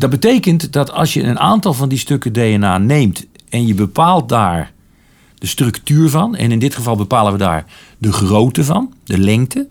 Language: Dutch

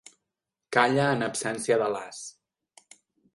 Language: Catalan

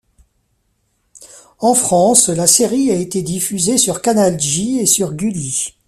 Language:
French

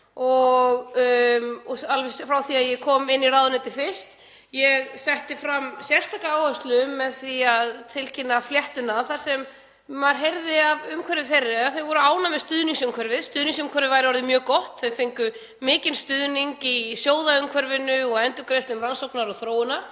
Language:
Icelandic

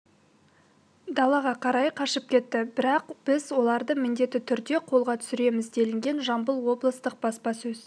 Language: Kazakh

